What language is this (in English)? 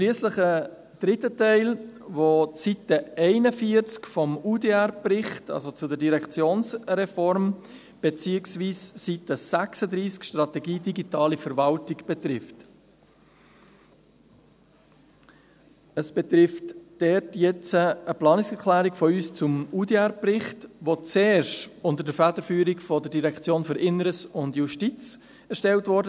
Swiss German